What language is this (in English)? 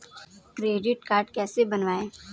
Hindi